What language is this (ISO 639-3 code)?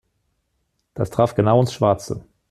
deu